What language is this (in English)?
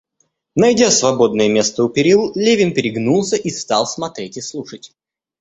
Russian